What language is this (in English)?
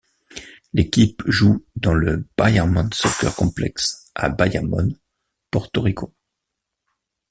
French